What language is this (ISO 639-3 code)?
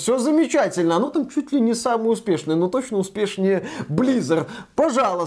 rus